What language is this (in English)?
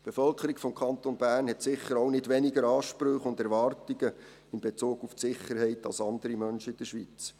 Swiss German